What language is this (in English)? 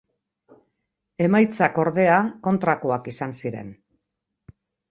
Basque